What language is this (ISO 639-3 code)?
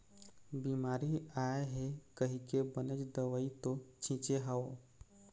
hne